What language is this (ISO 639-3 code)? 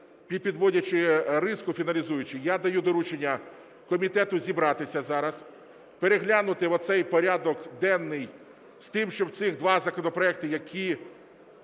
ukr